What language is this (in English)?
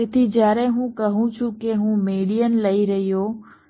Gujarati